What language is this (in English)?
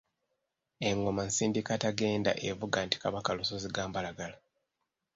Ganda